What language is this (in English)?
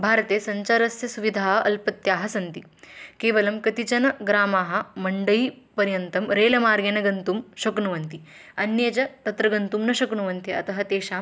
Sanskrit